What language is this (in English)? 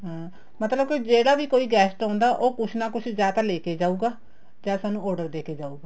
Punjabi